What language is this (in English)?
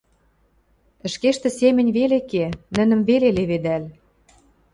Western Mari